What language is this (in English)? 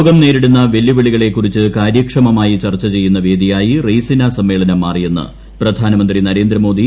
Malayalam